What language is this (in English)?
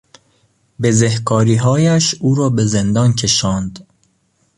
Persian